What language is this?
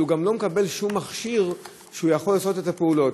Hebrew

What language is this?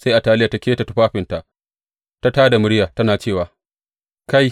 Hausa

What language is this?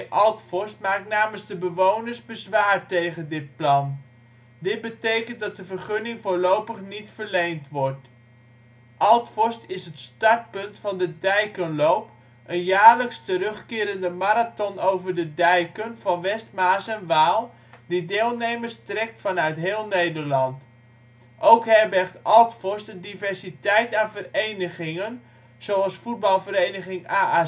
Dutch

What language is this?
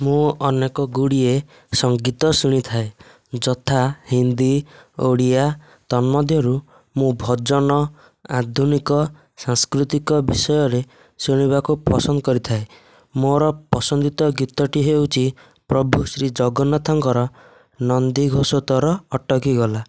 Odia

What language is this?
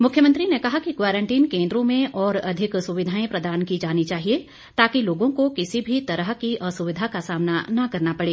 Hindi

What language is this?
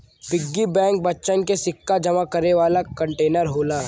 Bhojpuri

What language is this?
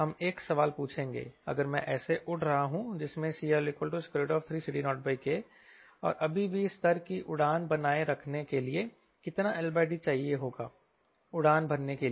Hindi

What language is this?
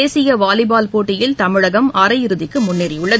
Tamil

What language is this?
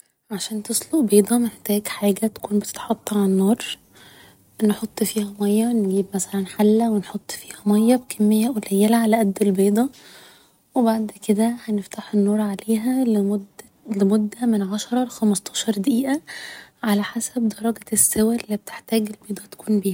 Egyptian Arabic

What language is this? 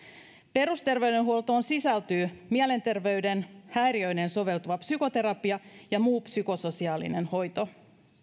Finnish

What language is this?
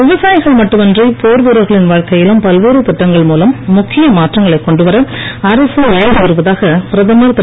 Tamil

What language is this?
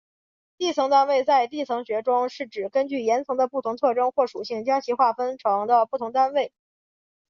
Chinese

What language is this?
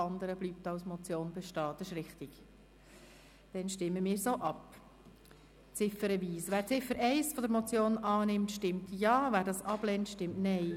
Swiss German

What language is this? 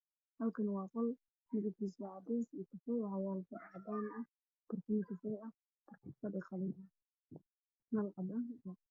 Somali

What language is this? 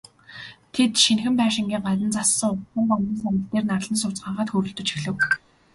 Mongolian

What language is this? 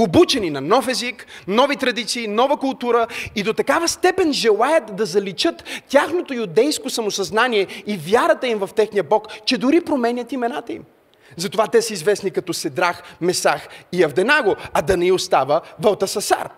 Bulgarian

